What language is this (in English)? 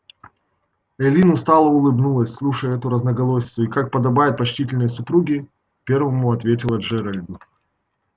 Russian